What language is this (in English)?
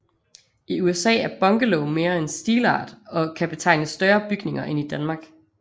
Danish